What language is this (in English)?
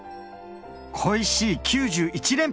Japanese